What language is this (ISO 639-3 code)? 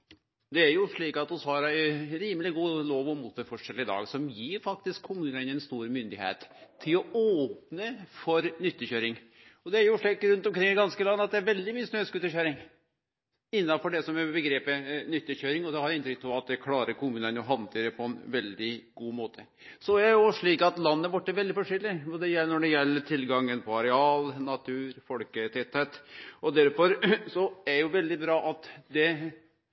nno